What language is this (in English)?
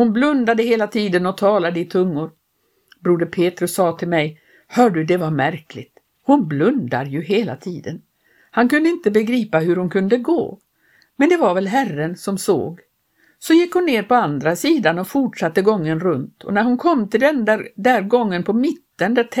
Swedish